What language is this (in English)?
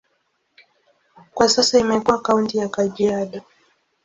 Swahili